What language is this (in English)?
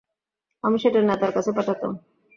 Bangla